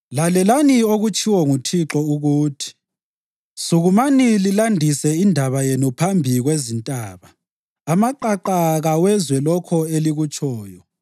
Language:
North Ndebele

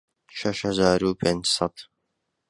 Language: Central Kurdish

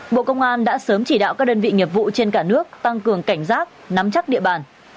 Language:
Vietnamese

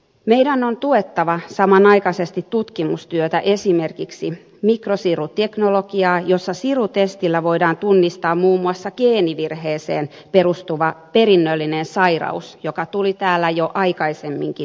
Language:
Finnish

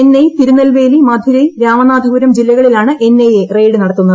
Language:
Malayalam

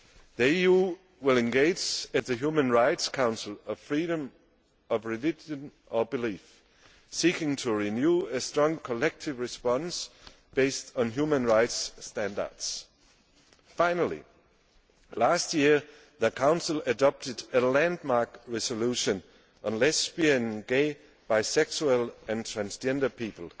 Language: English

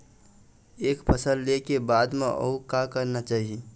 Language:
Chhattisgarhi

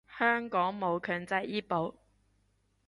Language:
Cantonese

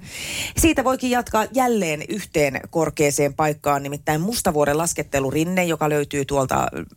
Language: Finnish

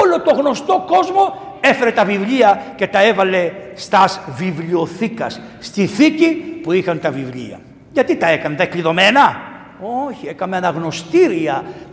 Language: Greek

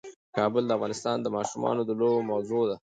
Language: Pashto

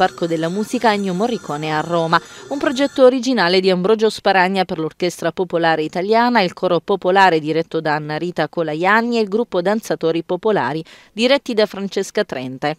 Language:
Italian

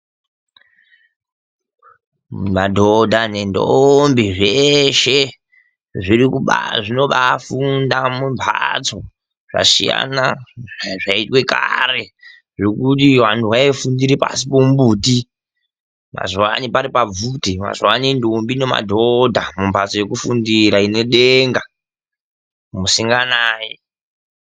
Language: Ndau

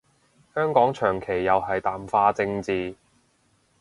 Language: Cantonese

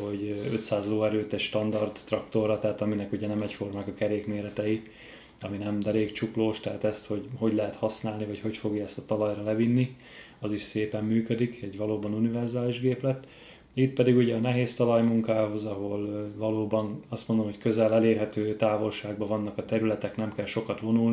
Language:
Hungarian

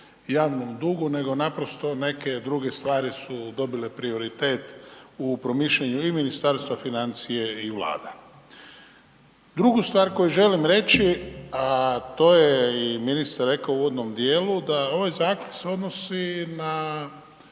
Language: Croatian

